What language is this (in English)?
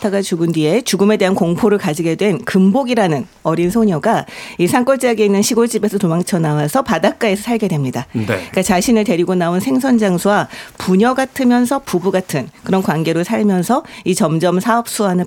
Korean